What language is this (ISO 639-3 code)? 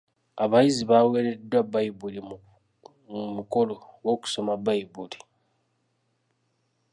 lug